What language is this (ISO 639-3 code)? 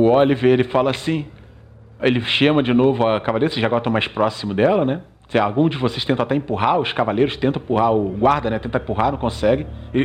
por